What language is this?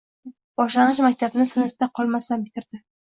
Uzbek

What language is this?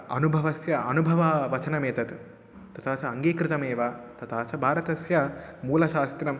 Sanskrit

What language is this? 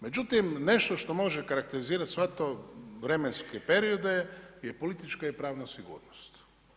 Croatian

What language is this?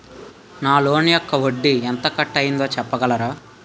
Telugu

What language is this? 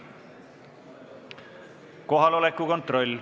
Estonian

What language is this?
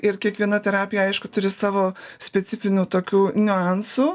Lithuanian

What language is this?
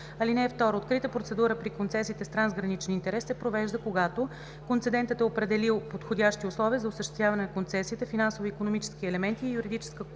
Bulgarian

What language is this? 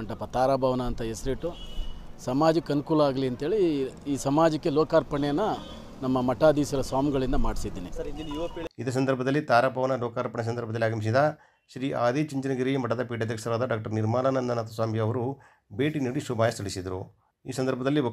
Kannada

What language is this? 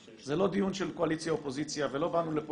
Hebrew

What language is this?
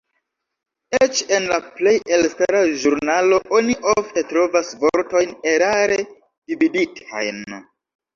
Esperanto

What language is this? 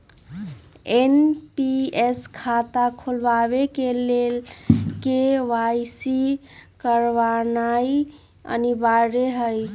Magahi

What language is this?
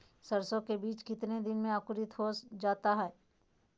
Magahi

